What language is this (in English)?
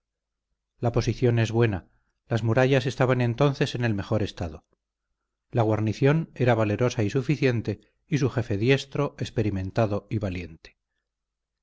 Spanish